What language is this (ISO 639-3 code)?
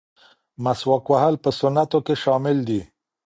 pus